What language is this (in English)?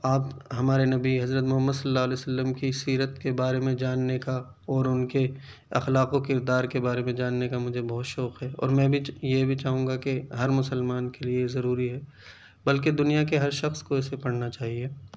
Urdu